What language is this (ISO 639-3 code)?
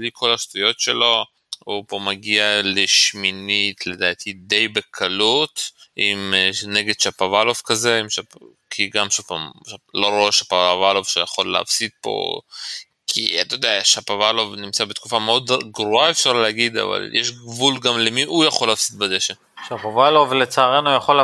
heb